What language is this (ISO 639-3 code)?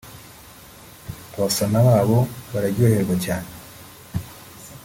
kin